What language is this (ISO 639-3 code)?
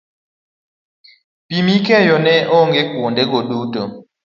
luo